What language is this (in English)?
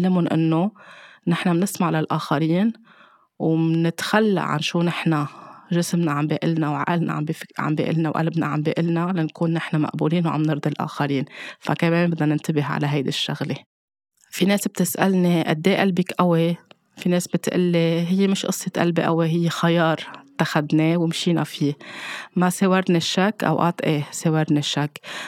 Arabic